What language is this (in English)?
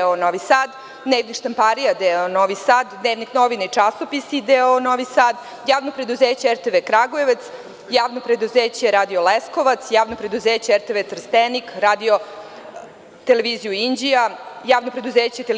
Serbian